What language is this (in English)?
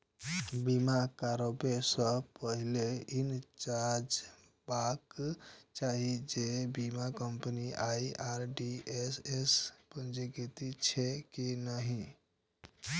Maithili